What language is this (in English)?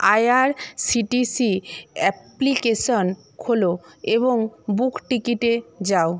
Bangla